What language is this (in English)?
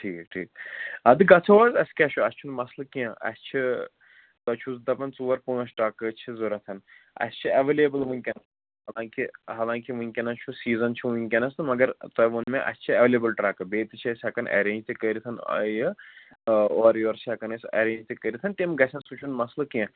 Kashmiri